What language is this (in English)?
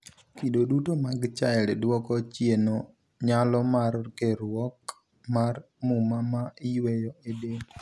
Luo (Kenya and Tanzania)